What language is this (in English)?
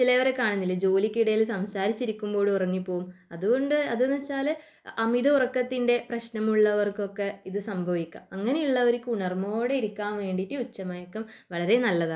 Malayalam